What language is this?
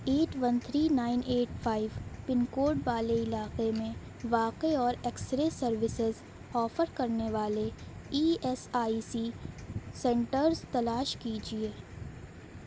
Urdu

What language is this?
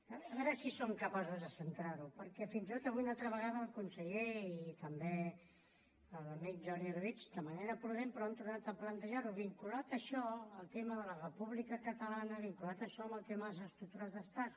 Catalan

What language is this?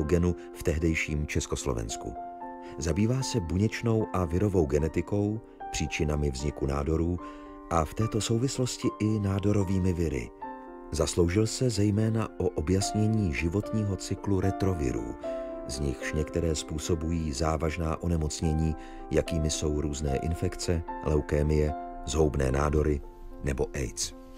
Czech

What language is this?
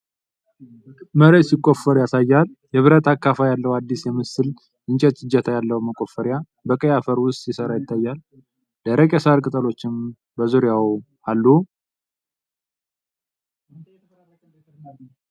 Amharic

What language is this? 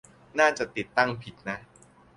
Thai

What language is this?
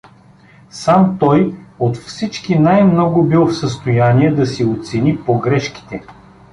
Bulgarian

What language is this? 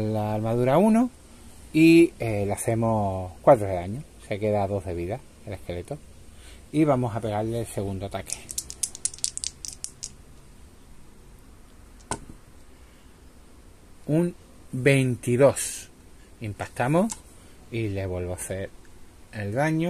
Spanish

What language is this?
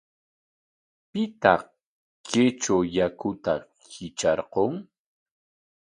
Corongo Ancash Quechua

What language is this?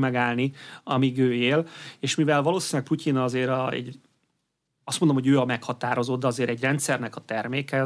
Hungarian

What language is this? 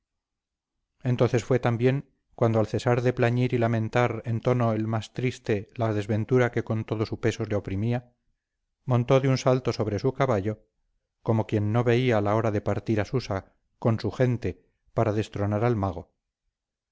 Spanish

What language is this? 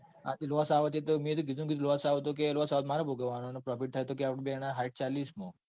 Gujarati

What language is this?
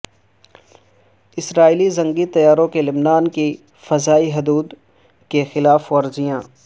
Urdu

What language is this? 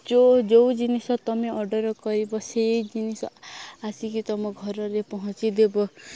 Odia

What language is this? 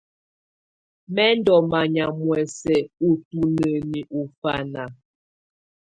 Tunen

